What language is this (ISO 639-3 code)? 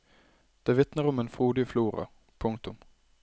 nor